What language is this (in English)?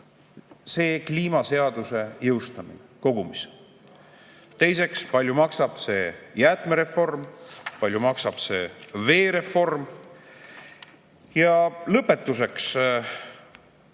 Estonian